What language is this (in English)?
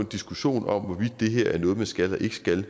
Danish